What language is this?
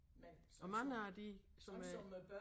Danish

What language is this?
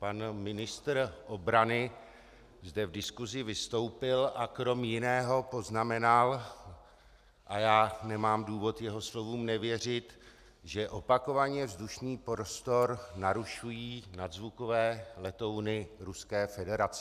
Czech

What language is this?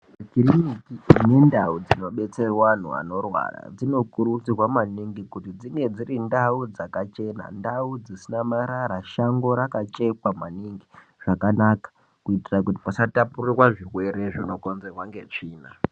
Ndau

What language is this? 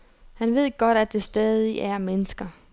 Danish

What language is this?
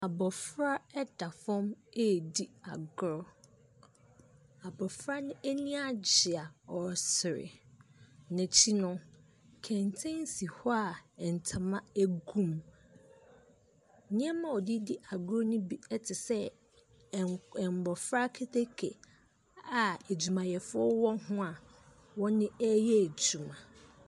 Akan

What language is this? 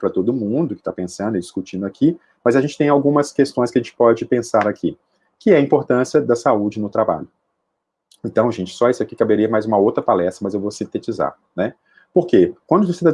Portuguese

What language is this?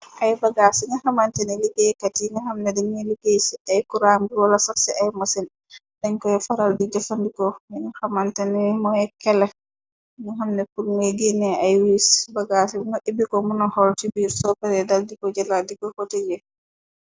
Wolof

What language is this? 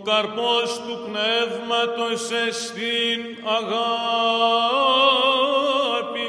Greek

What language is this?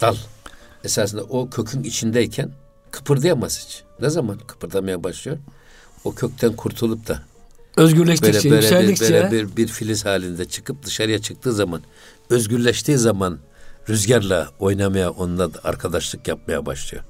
Turkish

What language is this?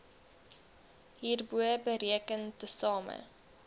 Afrikaans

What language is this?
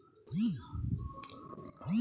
Bangla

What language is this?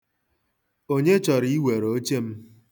Igbo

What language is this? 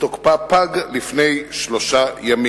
Hebrew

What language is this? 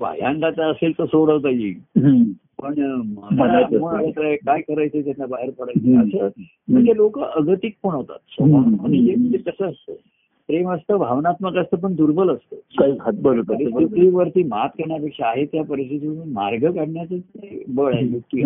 Marathi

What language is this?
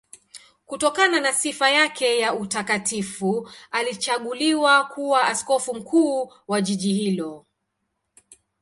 Swahili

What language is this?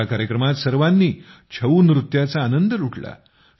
Marathi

